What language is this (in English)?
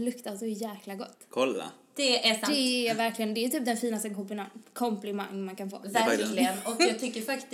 Swedish